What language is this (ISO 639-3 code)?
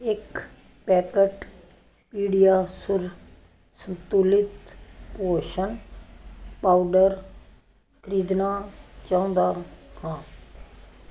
pan